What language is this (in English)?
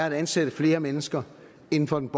Danish